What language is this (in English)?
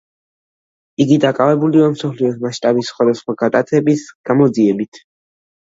Georgian